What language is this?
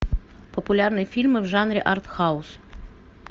Russian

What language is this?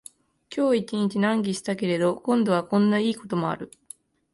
Japanese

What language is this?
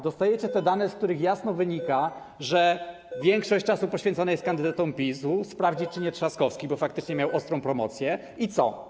Polish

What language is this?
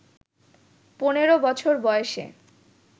Bangla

